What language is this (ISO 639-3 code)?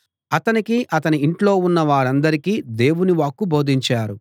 tel